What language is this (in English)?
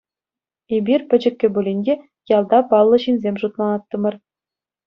Chuvash